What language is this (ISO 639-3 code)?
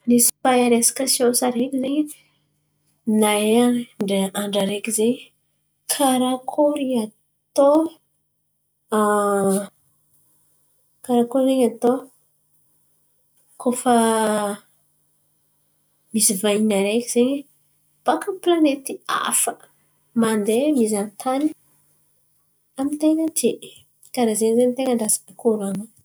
xmv